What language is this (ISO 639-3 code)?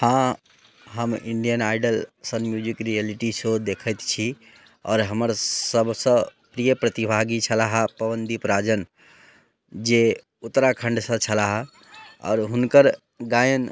mai